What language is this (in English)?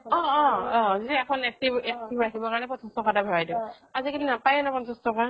Assamese